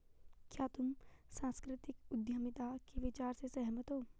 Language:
Hindi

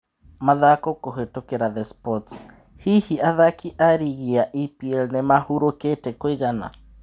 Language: Kikuyu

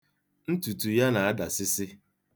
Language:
Igbo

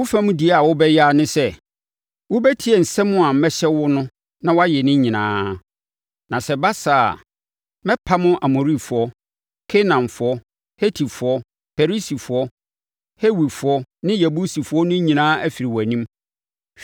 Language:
Akan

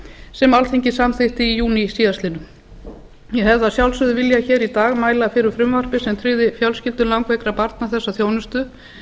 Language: Icelandic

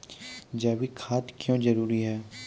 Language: Maithili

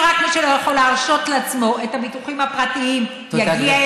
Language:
Hebrew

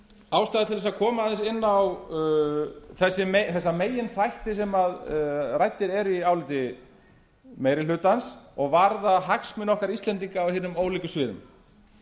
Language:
Icelandic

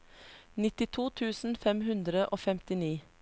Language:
Norwegian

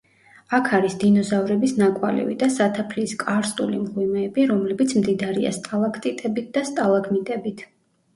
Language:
Georgian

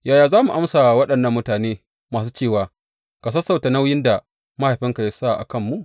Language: Hausa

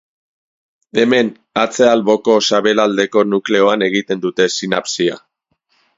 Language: Basque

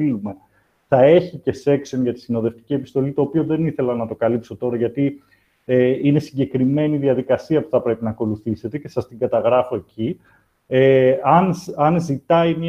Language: Greek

